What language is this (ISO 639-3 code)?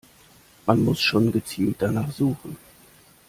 deu